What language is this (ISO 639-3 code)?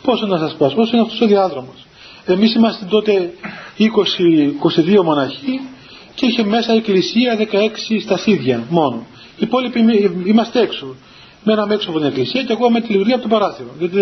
ell